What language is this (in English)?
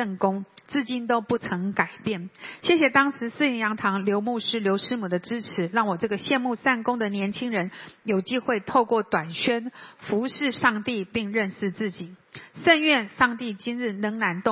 Chinese